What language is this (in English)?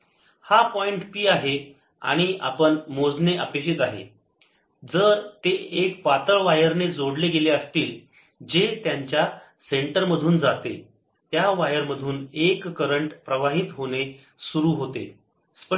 Marathi